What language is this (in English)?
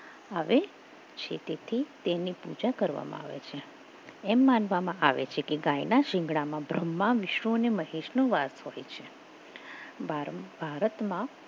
Gujarati